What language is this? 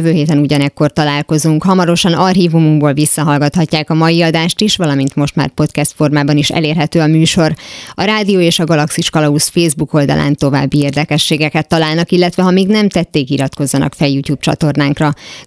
Hungarian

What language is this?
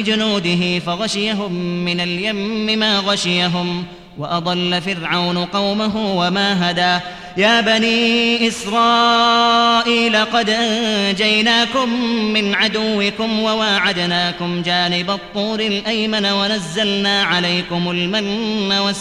Arabic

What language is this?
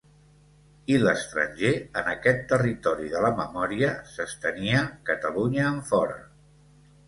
Catalan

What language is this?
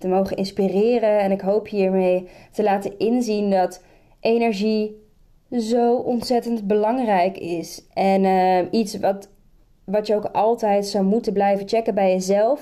Dutch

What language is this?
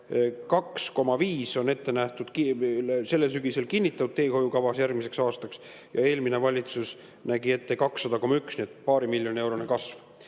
Estonian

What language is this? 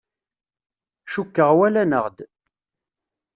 Kabyle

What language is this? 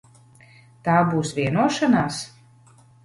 Latvian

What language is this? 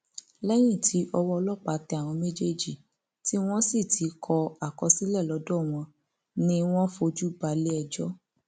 Yoruba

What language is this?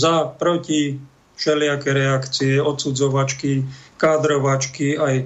Slovak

